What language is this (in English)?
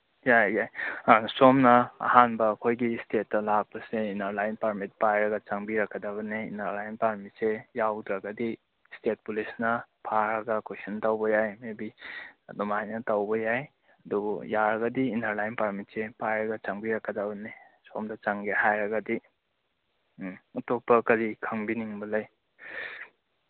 Manipuri